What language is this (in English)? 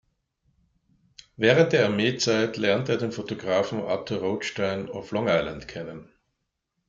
German